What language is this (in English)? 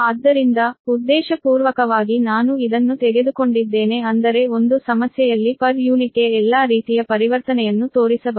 Kannada